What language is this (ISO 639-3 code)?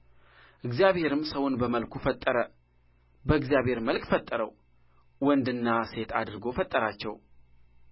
amh